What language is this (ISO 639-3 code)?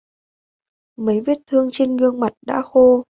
vie